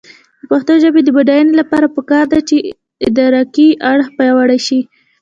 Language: Pashto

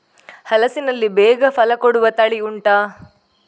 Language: Kannada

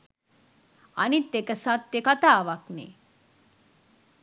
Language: Sinhala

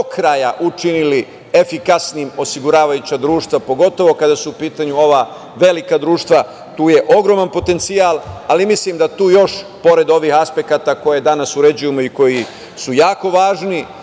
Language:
Serbian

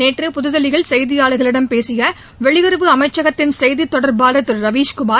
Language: Tamil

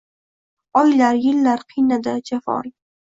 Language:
Uzbek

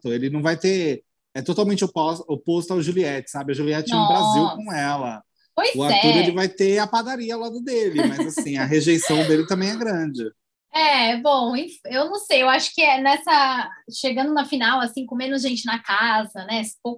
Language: Portuguese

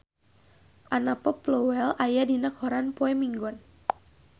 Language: Sundanese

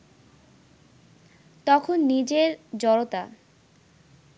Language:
Bangla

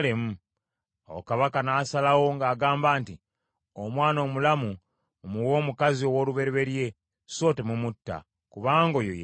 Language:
Ganda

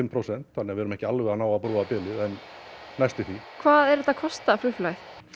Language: Icelandic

